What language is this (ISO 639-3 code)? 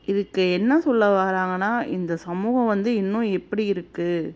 tam